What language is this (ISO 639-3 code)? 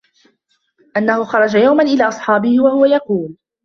ara